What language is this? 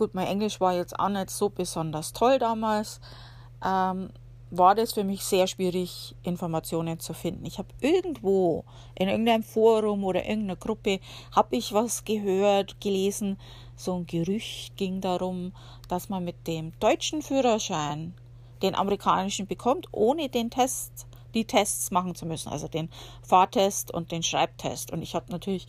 German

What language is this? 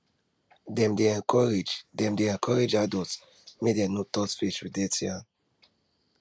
Nigerian Pidgin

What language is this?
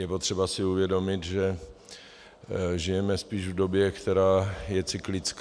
Czech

